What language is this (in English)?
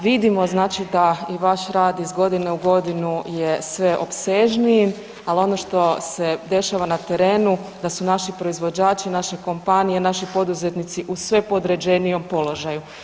Croatian